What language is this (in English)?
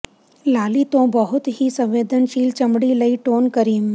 Punjabi